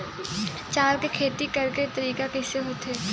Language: Chhattisgarhi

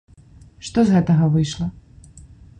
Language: Belarusian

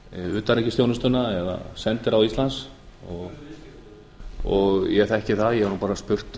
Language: Icelandic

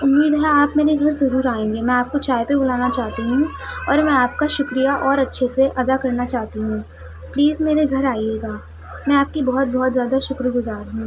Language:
Urdu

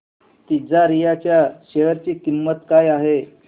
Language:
Marathi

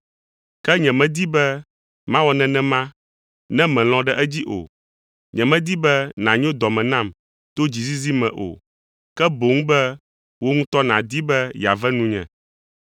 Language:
Ewe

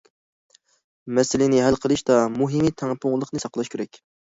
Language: Uyghur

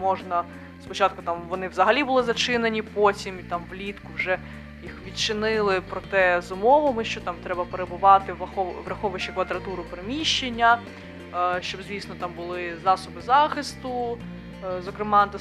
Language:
Ukrainian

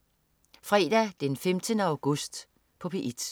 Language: Danish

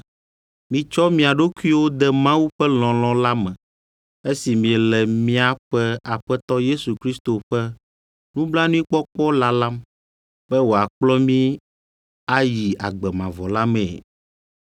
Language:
Ewe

